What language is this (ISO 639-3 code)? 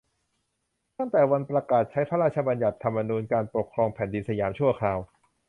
tha